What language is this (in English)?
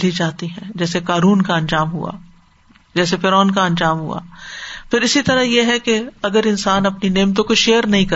Urdu